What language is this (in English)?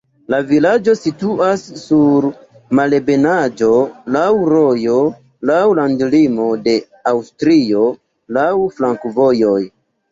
Esperanto